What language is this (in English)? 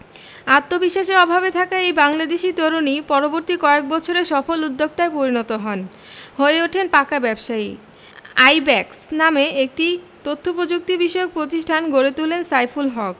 Bangla